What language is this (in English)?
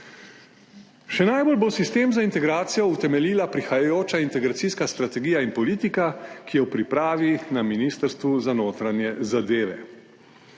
Slovenian